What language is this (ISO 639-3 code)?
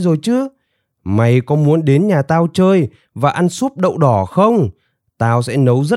vie